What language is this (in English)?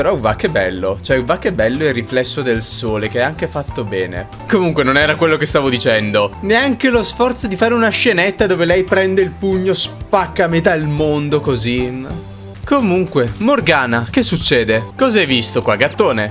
Italian